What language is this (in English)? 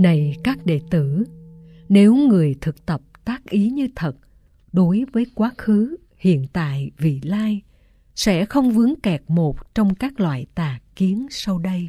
Vietnamese